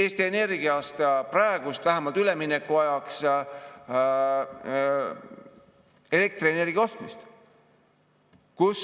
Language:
Estonian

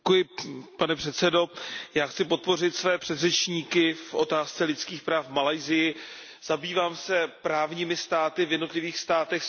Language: Czech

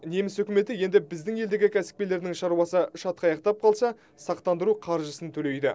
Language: Kazakh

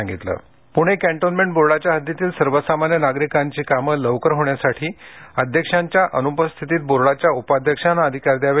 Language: Marathi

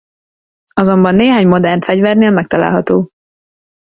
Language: Hungarian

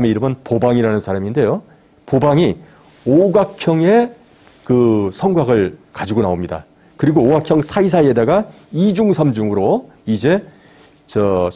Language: Korean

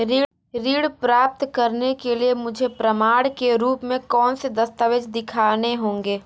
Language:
Hindi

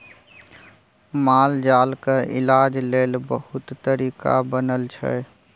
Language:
Maithili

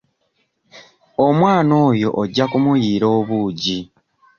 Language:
Ganda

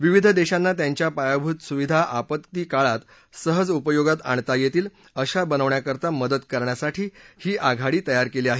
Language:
Marathi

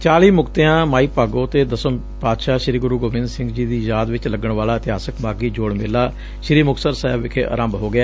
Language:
Punjabi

